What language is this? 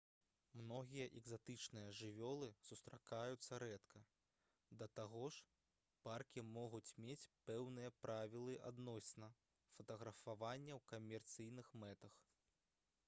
Belarusian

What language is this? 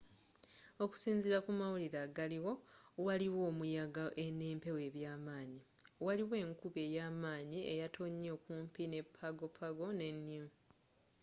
Ganda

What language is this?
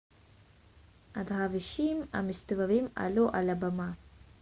Hebrew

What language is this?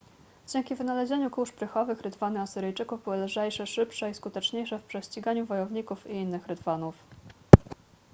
Polish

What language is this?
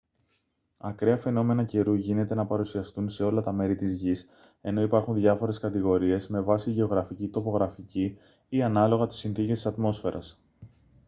Greek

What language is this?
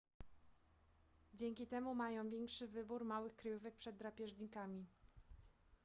Polish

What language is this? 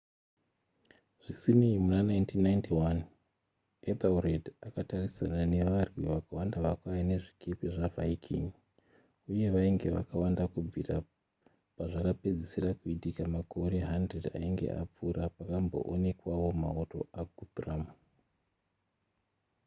Shona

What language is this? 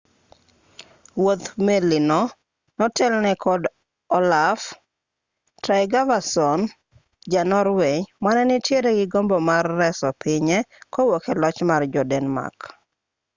Luo (Kenya and Tanzania)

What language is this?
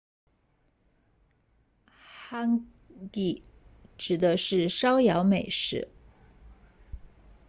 Chinese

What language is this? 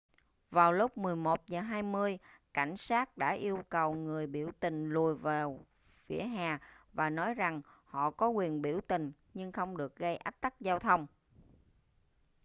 Vietnamese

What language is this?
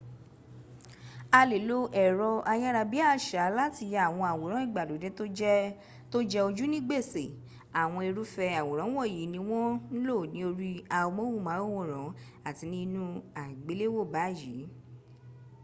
Yoruba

